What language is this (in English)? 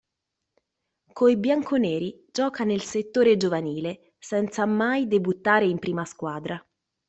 Italian